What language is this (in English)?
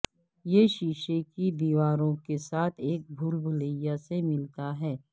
Urdu